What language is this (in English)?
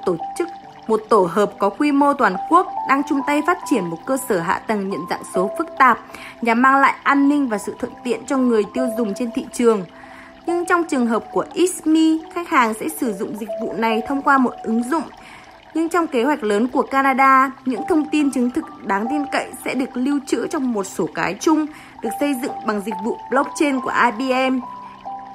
Vietnamese